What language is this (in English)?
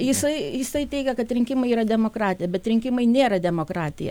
Lithuanian